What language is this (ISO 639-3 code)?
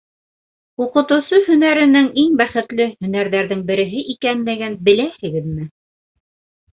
bak